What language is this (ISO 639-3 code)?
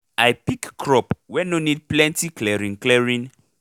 pcm